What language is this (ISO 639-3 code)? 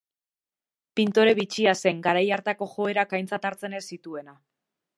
eus